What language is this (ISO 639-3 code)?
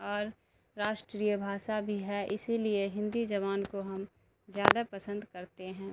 urd